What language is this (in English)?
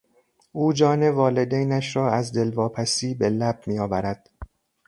Persian